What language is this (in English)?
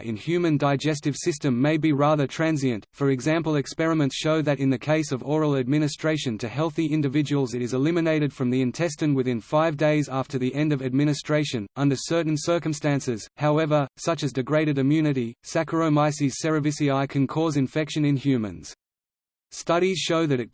English